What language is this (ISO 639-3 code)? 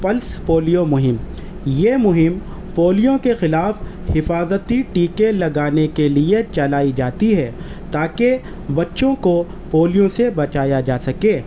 urd